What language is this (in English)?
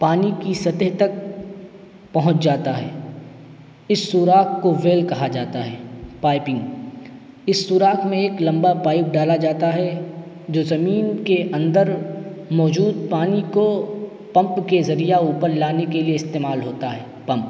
Urdu